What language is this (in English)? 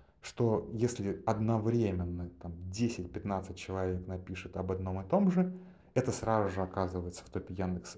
Russian